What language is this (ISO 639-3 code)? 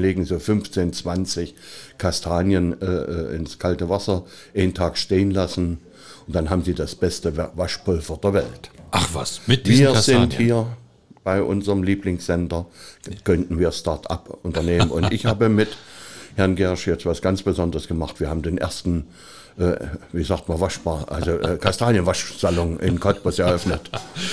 deu